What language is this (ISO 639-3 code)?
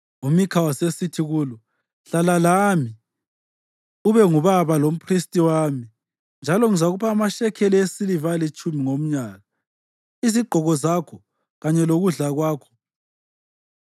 nde